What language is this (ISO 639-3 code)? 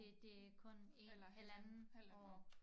dan